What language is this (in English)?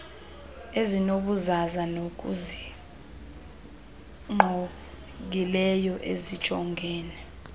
Xhosa